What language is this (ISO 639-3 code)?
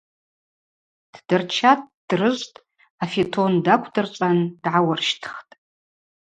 abq